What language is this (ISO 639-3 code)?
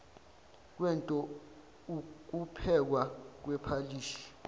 zul